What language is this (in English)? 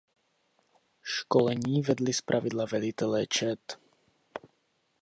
Czech